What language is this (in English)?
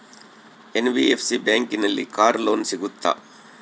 Kannada